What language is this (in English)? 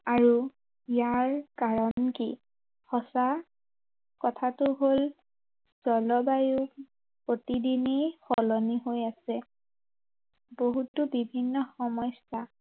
Assamese